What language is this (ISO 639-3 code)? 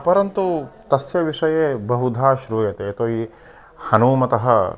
san